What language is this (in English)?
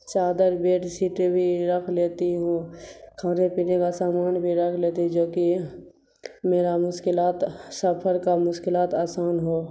Urdu